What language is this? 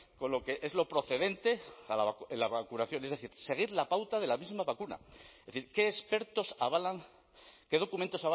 Spanish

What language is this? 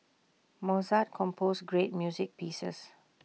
English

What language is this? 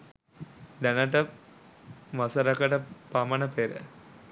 Sinhala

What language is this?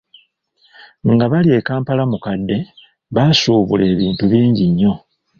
Ganda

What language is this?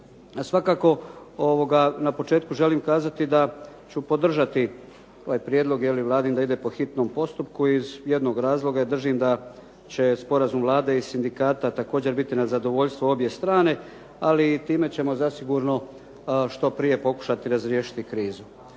Croatian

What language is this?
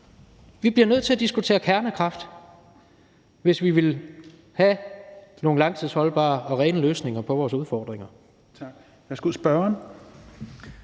Danish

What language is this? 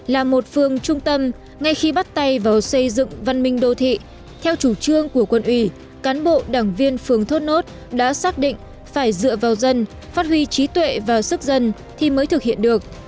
Vietnamese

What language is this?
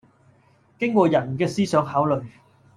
Cantonese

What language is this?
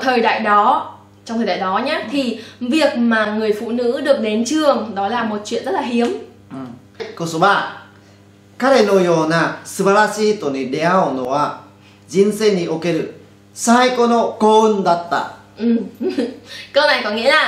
Vietnamese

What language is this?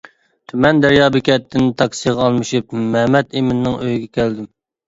Uyghur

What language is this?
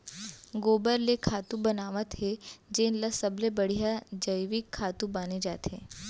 Chhattisgarhi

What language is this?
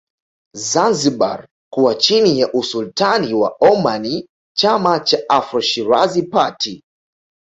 Swahili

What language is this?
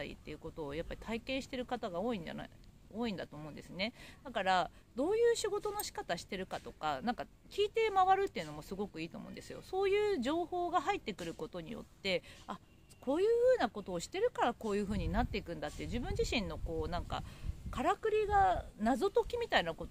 Japanese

